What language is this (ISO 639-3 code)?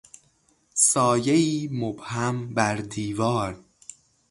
fas